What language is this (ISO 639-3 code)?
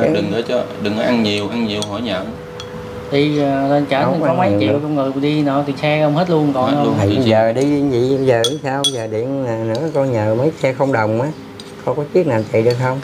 vie